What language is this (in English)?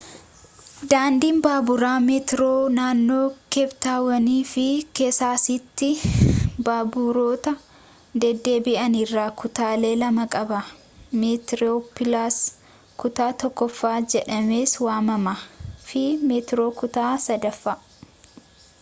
Oromo